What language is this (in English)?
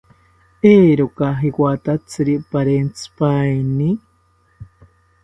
South Ucayali Ashéninka